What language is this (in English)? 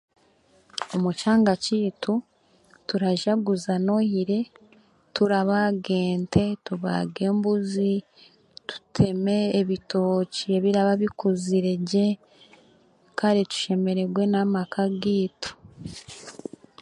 Chiga